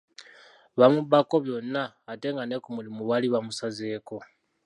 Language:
Ganda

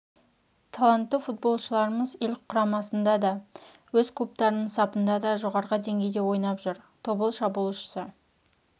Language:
Kazakh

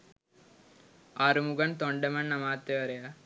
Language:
Sinhala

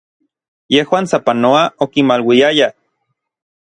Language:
Orizaba Nahuatl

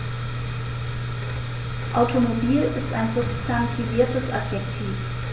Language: German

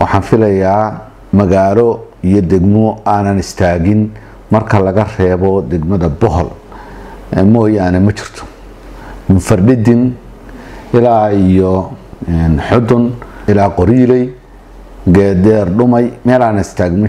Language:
Arabic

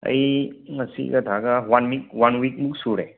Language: Manipuri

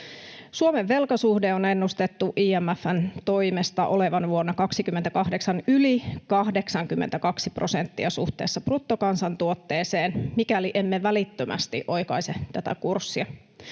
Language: Finnish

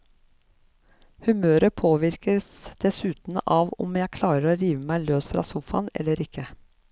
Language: Norwegian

